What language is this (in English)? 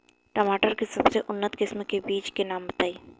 Bhojpuri